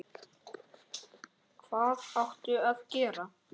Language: Icelandic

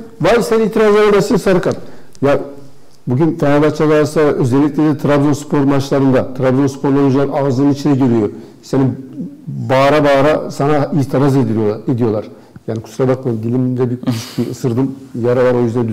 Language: Turkish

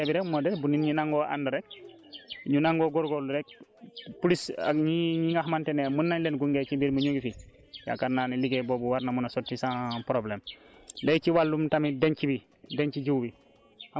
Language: Wolof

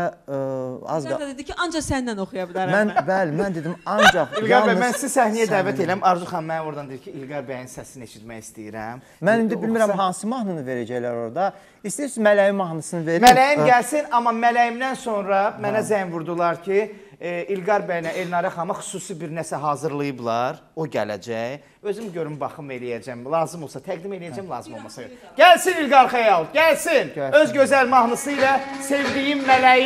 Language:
Turkish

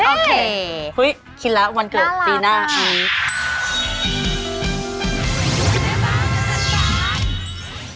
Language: Thai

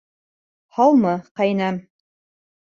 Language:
Bashkir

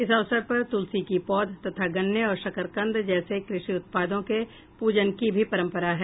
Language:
Hindi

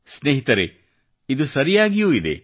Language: Kannada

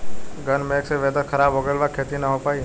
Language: Bhojpuri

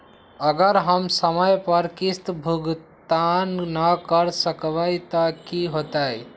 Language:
Magahi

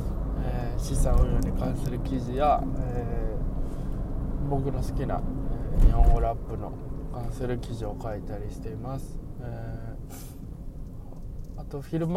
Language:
Japanese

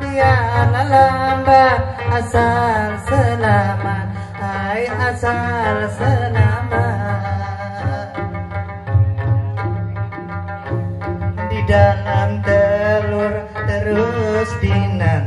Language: Indonesian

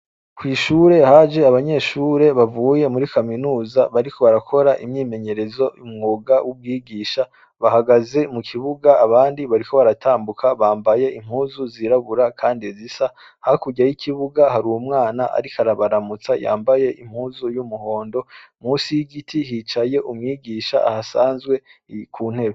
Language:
Rundi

